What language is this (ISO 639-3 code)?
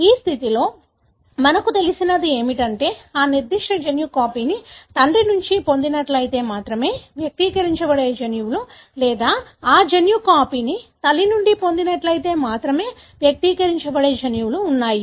tel